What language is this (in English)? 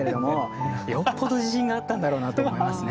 Japanese